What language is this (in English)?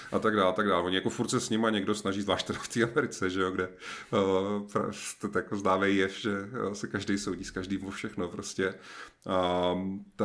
Czech